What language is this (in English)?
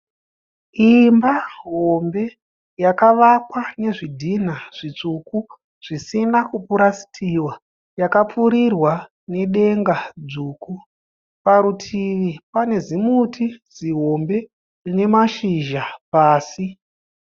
Shona